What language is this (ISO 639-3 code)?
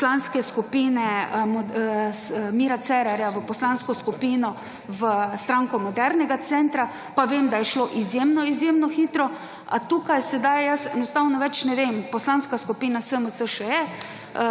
slv